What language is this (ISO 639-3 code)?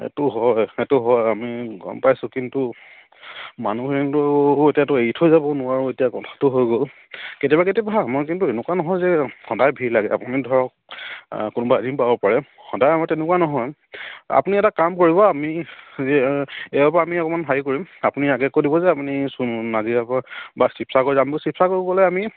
asm